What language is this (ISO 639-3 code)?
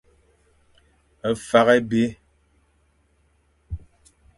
fan